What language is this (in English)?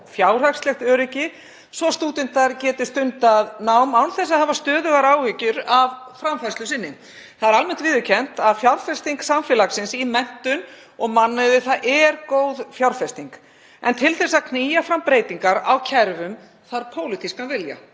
Icelandic